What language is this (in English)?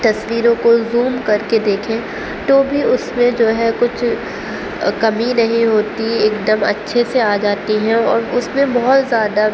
Urdu